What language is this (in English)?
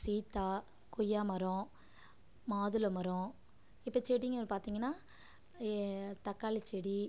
Tamil